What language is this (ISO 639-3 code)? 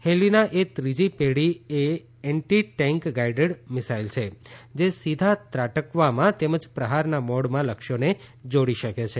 guj